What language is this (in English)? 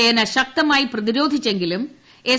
Malayalam